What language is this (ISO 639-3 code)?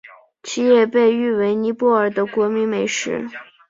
zho